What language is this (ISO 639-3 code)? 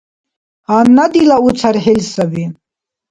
dar